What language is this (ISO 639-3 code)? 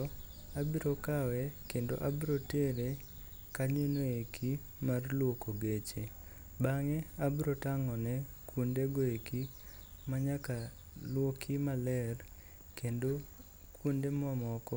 luo